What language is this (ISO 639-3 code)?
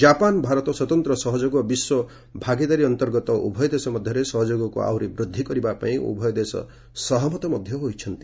ori